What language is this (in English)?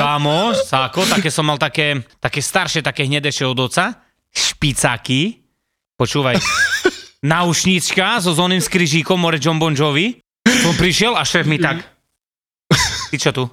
Slovak